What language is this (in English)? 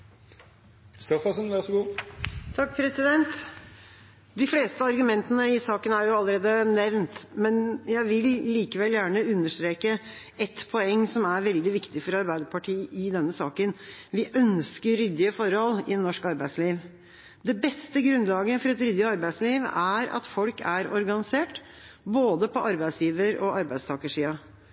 Norwegian Bokmål